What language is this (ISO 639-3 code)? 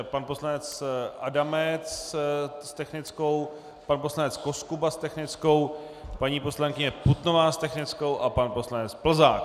ces